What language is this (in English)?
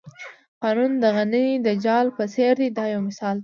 Pashto